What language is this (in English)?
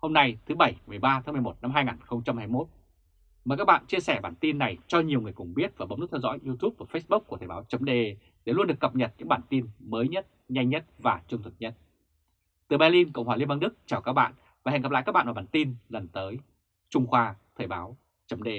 Vietnamese